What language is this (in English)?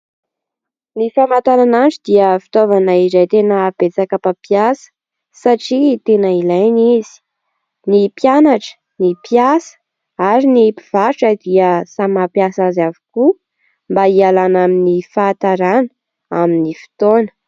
Malagasy